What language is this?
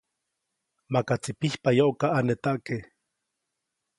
Copainalá Zoque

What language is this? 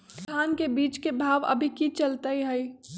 Magahi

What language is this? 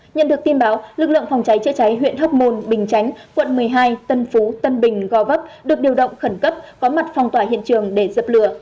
Vietnamese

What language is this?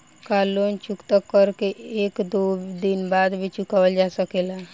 Bhojpuri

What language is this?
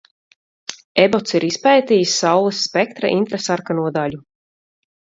Latvian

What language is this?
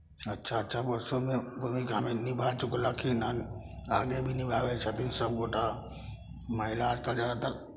Maithili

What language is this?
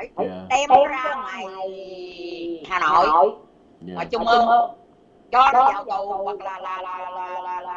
Vietnamese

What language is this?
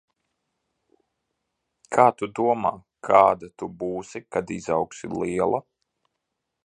Latvian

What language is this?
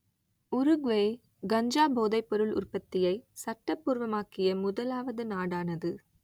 Tamil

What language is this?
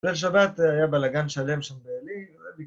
Hebrew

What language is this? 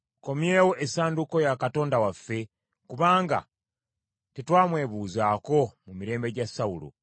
Ganda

